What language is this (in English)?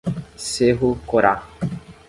Portuguese